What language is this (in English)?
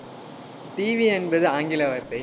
Tamil